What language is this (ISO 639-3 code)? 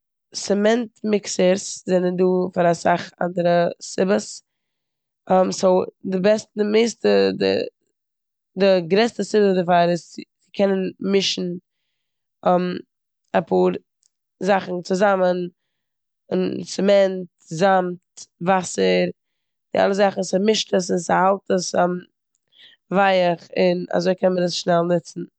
yid